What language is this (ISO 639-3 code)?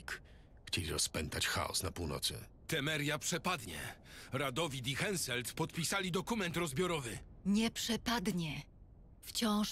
pol